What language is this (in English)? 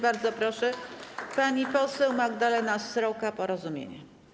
Polish